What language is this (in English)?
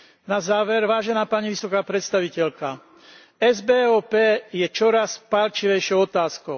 Slovak